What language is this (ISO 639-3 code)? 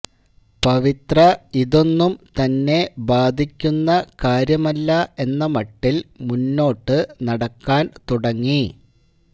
mal